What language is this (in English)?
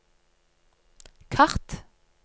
Norwegian